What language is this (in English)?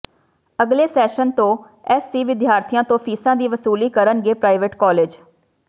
Punjabi